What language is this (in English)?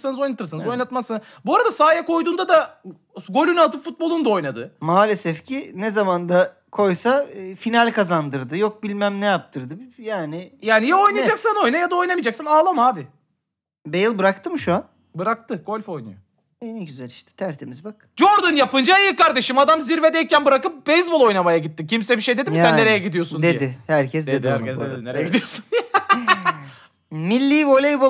Turkish